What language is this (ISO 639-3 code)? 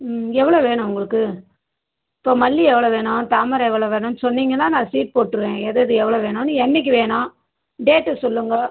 tam